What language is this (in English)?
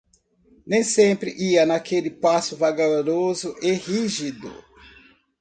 Portuguese